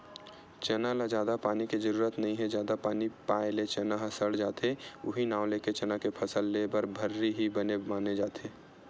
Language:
Chhattisgarhi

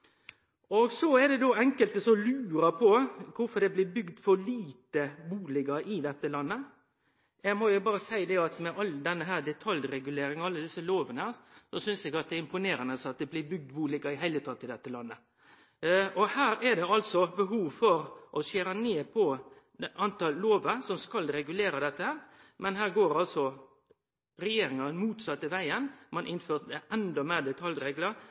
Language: Norwegian Nynorsk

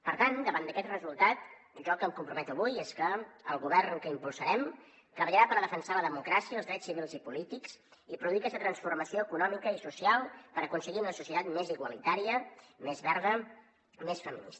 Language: Catalan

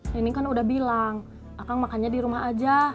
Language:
Indonesian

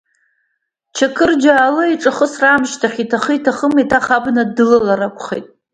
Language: Abkhazian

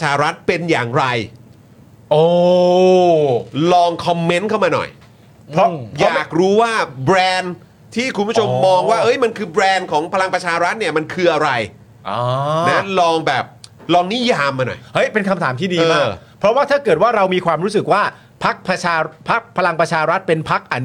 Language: Thai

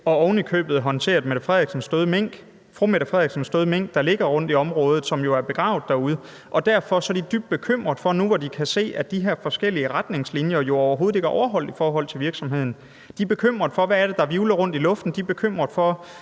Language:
Danish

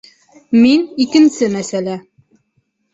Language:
Bashkir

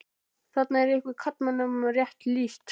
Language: Icelandic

